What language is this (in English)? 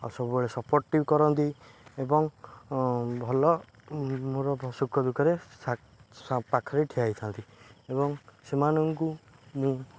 Odia